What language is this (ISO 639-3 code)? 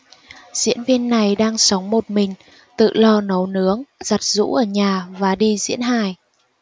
vie